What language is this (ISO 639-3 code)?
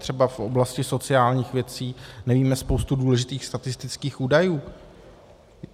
ces